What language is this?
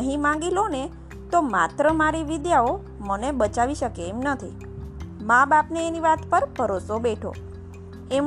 Gujarati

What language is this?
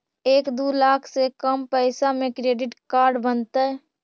Magahi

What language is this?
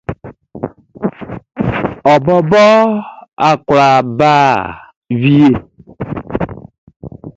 Baoulé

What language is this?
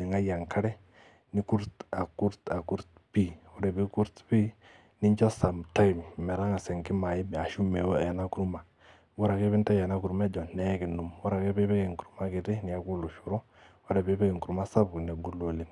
Masai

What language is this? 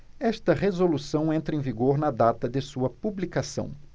Portuguese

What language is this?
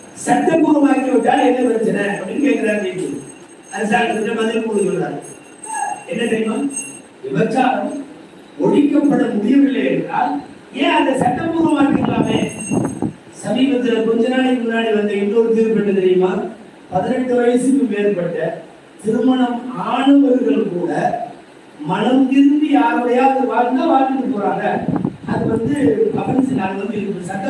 Arabic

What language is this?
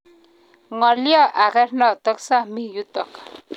Kalenjin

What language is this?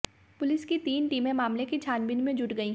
Hindi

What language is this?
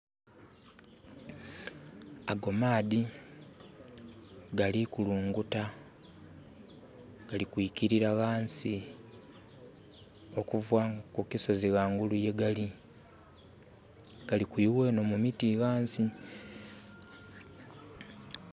Soga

